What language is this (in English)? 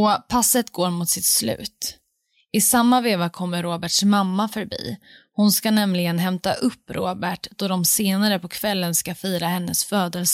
Swedish